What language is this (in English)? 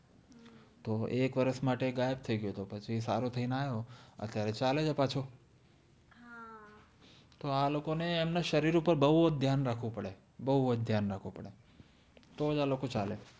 Gujarati